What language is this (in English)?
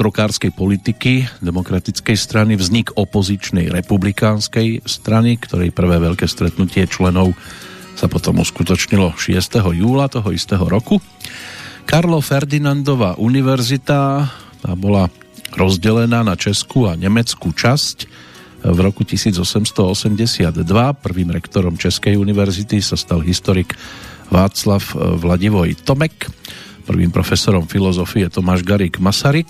Slovak